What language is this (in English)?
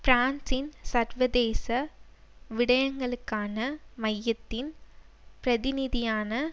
Tamil